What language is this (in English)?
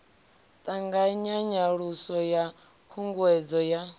Venda